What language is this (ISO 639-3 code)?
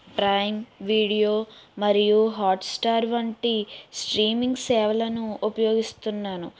tel